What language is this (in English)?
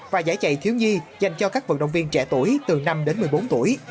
Vietnamese